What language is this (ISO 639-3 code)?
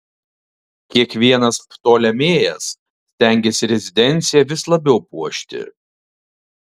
lit